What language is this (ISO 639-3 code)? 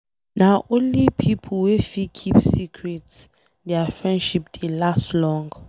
pcm